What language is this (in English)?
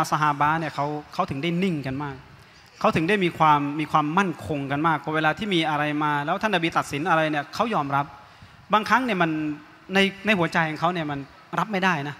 Thai